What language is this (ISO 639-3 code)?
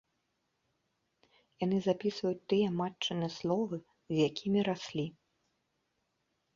bel